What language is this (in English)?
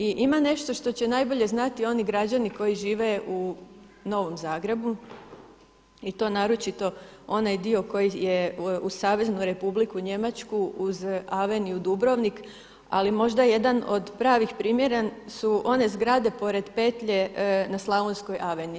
Croatian